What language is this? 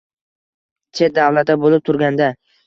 Uzbek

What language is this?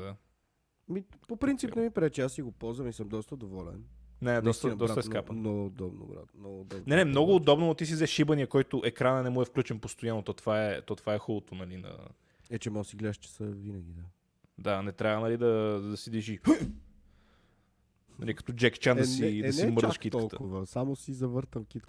Bulgarian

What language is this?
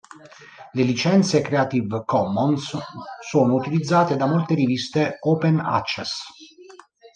Italian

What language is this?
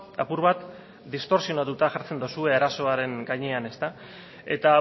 Basque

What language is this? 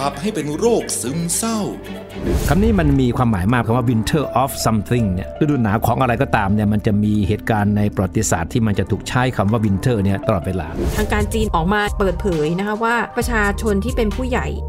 Thai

